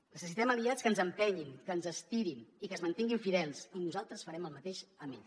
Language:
Catalan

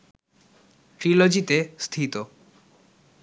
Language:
Bangla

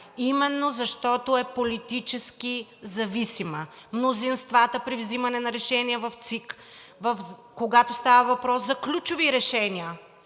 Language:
Bulgarian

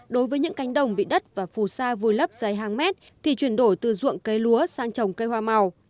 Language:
Vietnamese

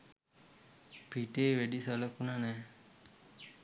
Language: Sinhala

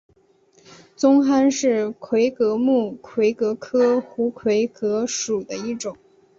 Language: Chinese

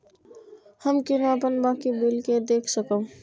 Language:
Maithili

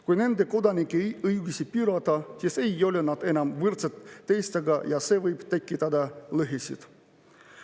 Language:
Estonian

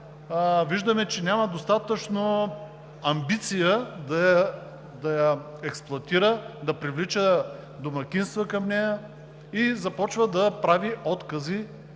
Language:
Bulgarian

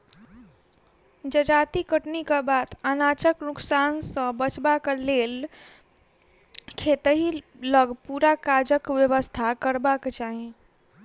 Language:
Maithili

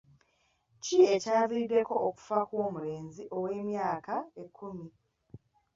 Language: Ganda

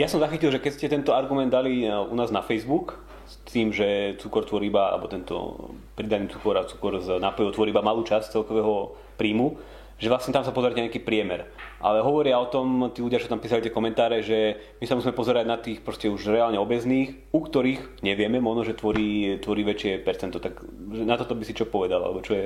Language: Slovak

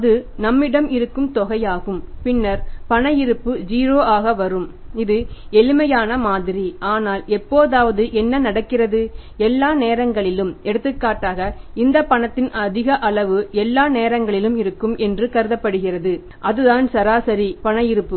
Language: Tamil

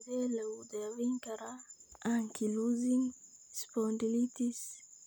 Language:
Somali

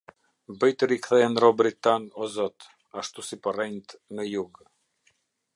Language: Albanian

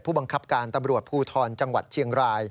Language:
Thai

